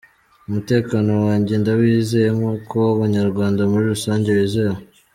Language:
Kinyarwanda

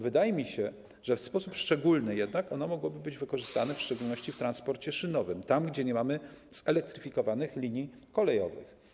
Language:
Polish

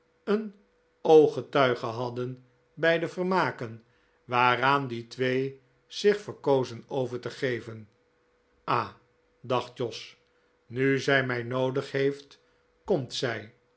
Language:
Dutch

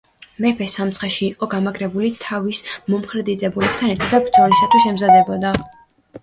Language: Georgian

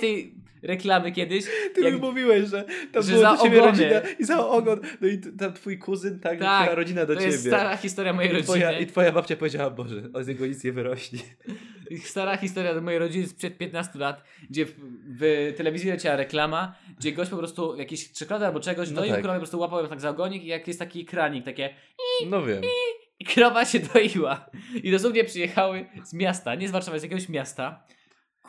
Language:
Polish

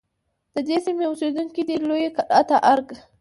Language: Pashto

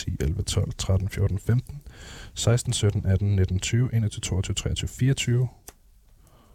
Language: Danish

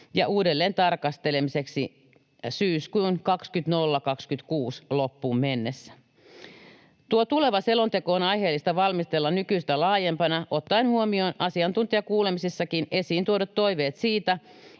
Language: Finnish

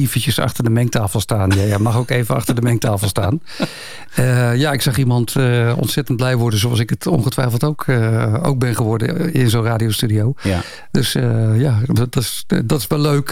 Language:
Dutch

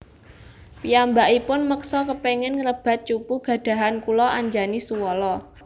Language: Javanese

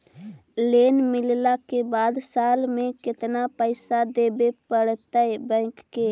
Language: Magahi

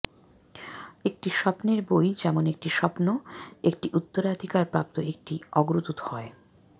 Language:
Bangla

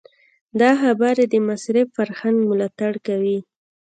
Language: Pashto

